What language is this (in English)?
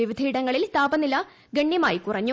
Malayalam